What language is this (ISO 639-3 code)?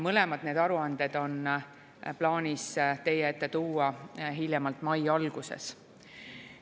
est